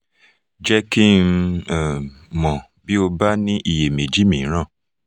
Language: Yoruba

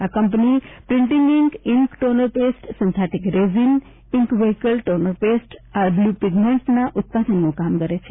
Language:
Gujarati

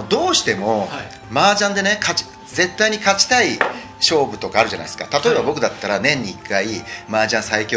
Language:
Japanese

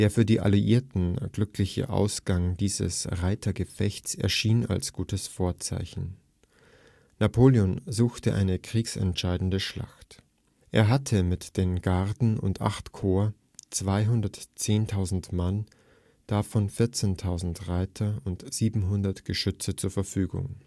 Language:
German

